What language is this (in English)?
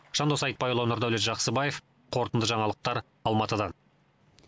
Kazakh